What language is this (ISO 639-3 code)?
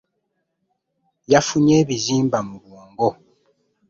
lug